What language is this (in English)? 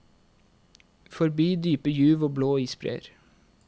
Norwegian